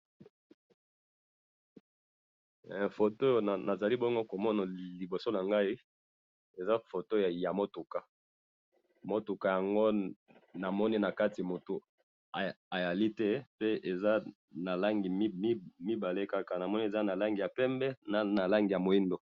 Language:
Lingala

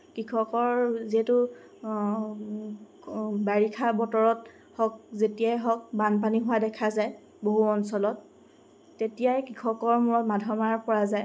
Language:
Assamese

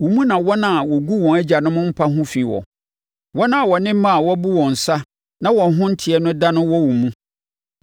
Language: Akan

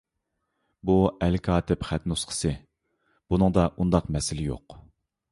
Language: Uyghur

